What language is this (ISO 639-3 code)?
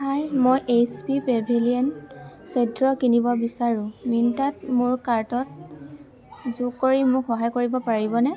asm